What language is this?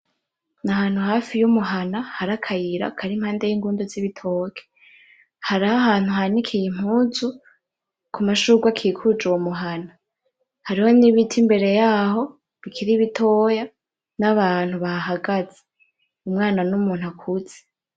Rundi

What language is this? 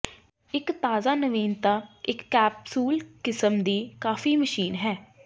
Punjabi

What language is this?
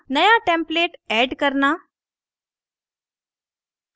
Hindi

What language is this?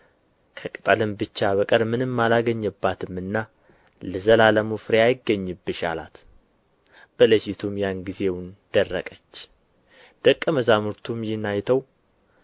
Amharic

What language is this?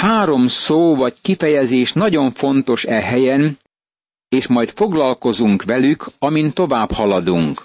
Hungarian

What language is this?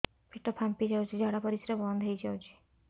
Odia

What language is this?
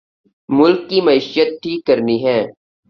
Urdu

